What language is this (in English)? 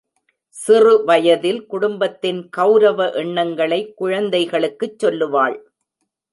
Tamil